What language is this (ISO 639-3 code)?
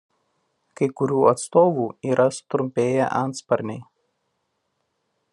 lit